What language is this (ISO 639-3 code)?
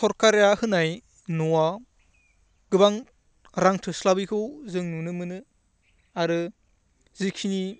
brx